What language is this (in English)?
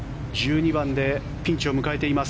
Japanese